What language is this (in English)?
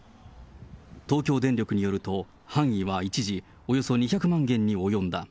Japanese